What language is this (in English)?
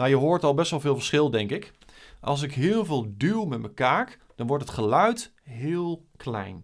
Dutch